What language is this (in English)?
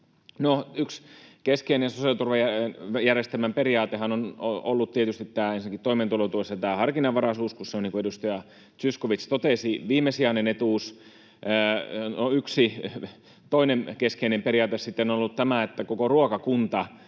Finnish